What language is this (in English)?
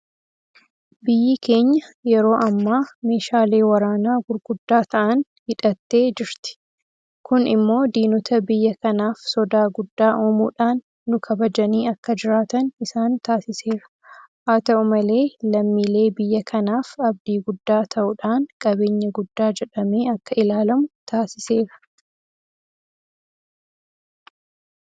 Oromo